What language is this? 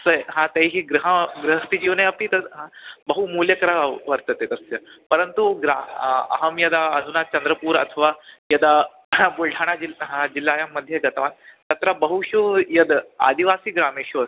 Sanskrit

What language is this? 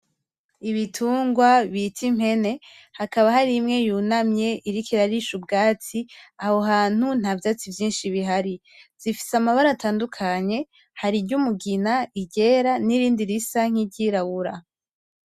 Rundi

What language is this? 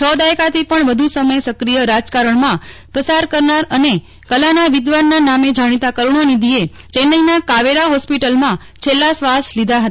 Gujarati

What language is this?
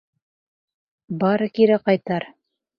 Bashkir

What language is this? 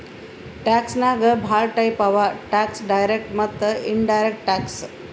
Kannada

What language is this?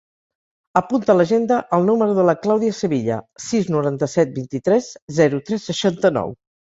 Catalan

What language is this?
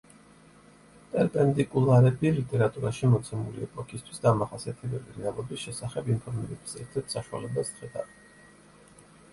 Georgian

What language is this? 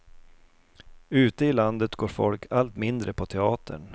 Swedish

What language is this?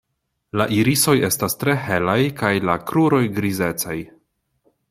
Esperanto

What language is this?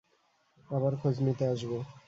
Bangla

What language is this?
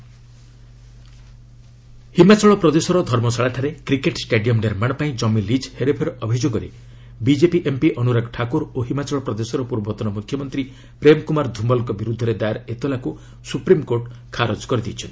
Odia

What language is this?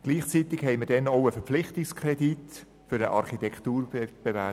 Swiss German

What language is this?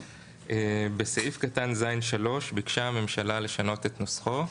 Hebrew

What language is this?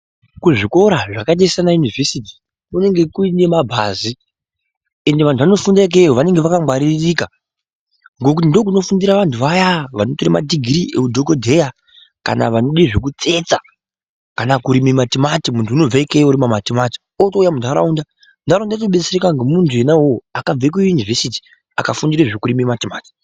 Ndau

